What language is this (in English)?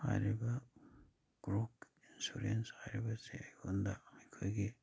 Manipuri